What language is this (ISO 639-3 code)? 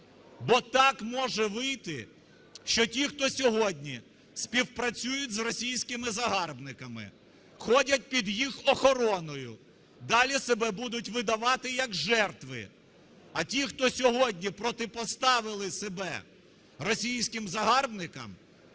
ukr